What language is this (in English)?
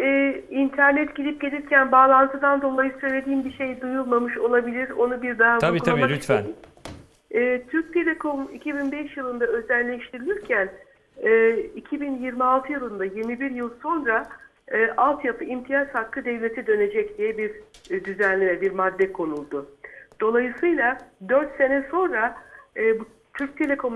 Turkish